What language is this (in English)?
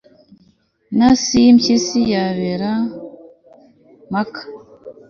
Kinyarwanda